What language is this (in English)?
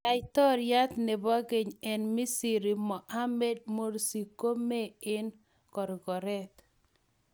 Kalenjin